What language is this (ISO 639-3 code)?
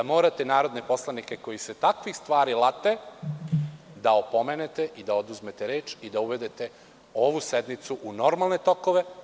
srp